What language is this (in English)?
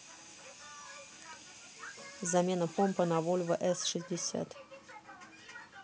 Russian